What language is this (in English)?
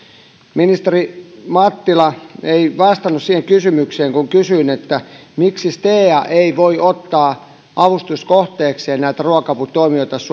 Finnish